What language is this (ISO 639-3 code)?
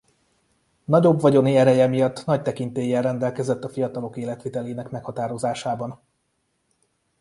hun